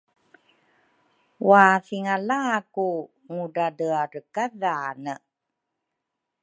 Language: Rukai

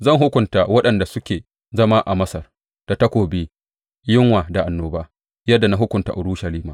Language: Hausa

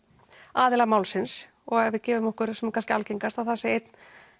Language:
Icelandic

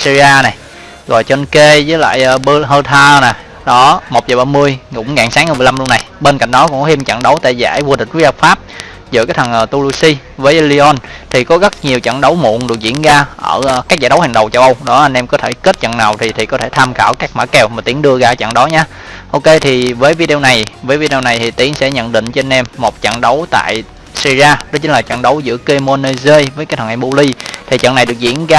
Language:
Vietnamese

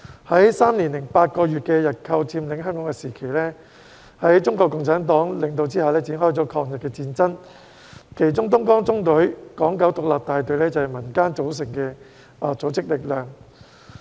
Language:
Cantonese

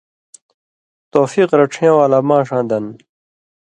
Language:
Indus Kohistani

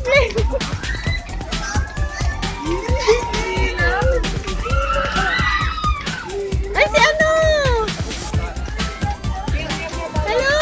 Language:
Arabic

